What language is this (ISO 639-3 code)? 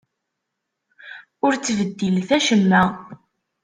kab